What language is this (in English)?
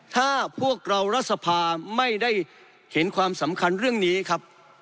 Thai